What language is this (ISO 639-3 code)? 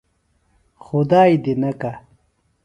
phl